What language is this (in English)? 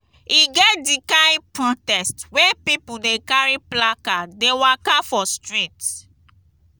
Nigerian Pidgin